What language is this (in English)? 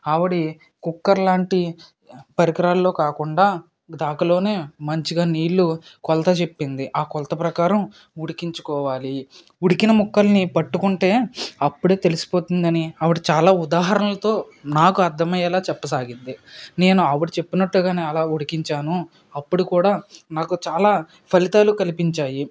Telugu